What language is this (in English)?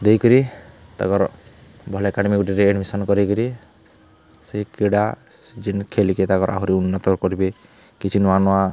Odia